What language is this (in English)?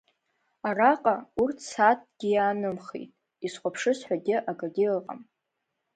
Abkhazian